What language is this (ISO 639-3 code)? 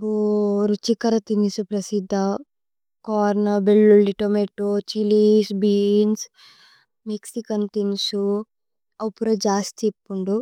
tcy